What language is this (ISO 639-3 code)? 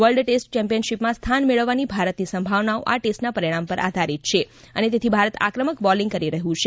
guj